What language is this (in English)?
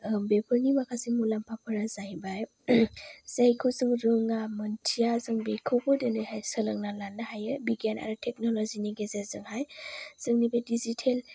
Bodo